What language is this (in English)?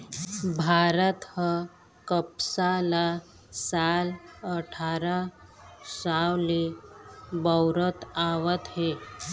Chhattisgarhi